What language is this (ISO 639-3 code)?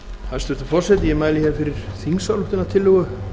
isl